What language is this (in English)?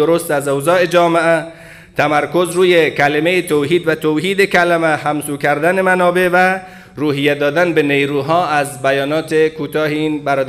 Persian